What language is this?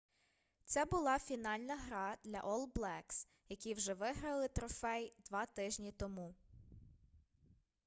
Ukrainian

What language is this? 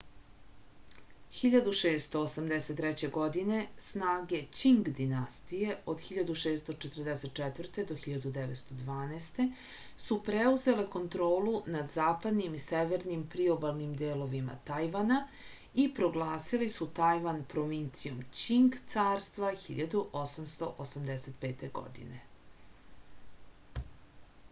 Serbian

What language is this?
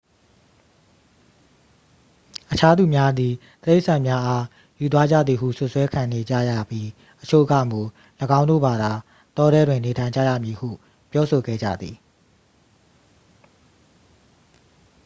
Burmese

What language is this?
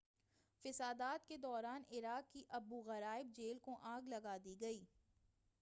Urdu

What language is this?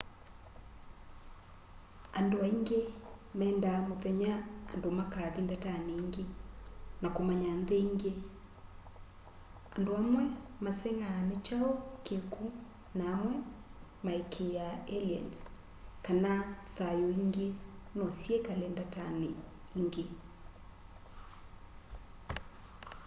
Kamba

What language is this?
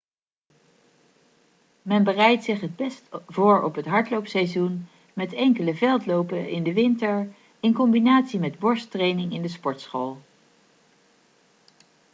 Dutch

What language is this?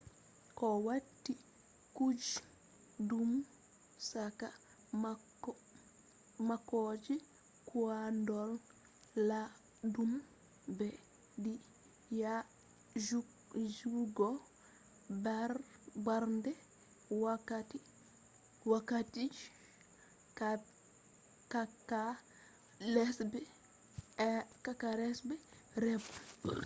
Fula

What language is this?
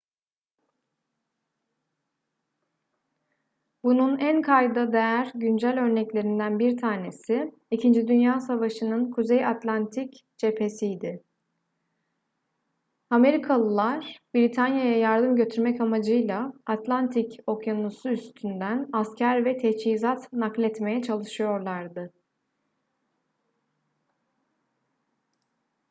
Turkish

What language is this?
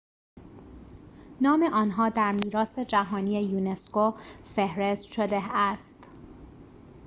Persian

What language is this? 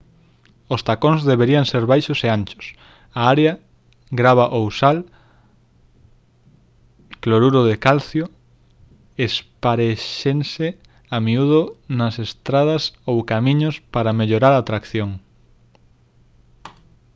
Galician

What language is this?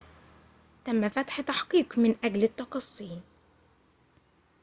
Arabic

